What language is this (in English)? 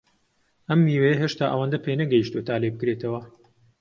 Central Kurdish